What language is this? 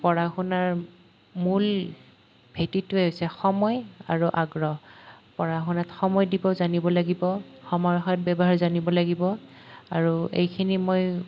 Assamese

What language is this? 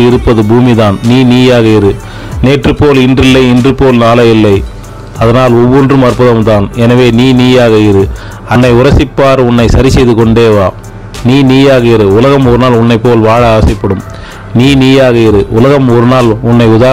Arabic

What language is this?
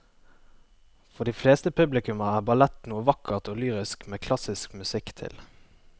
Norwegian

